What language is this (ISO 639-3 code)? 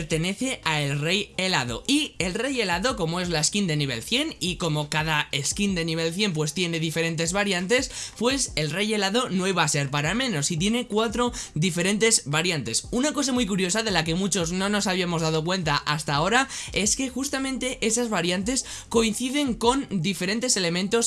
spa